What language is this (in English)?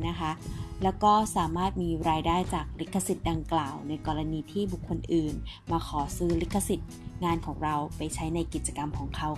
Thai